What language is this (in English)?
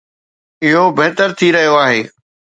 Sindhi